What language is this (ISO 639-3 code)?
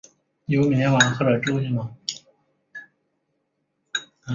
zho